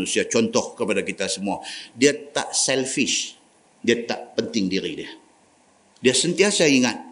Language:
Malay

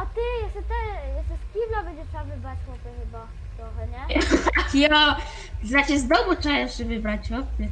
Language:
Polish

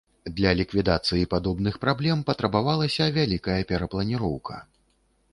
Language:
Belarusian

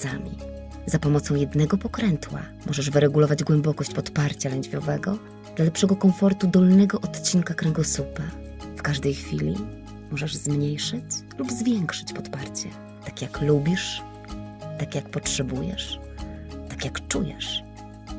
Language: Polish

